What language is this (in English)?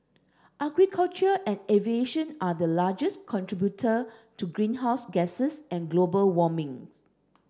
English